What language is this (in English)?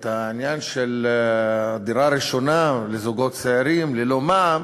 Hebrew